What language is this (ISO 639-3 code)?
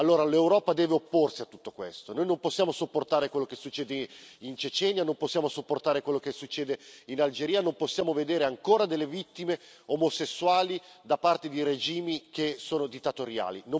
ita